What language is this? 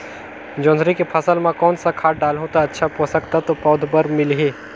Chhattisgarhi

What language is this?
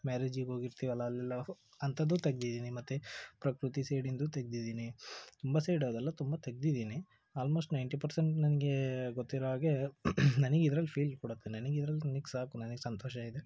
Kannada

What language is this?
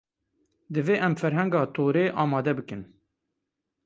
Kurdish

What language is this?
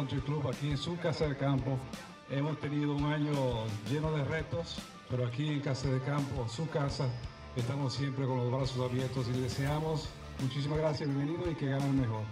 Spanish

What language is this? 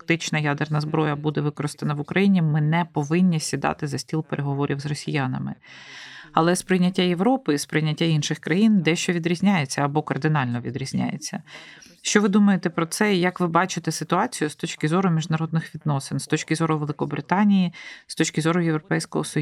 Ukrainian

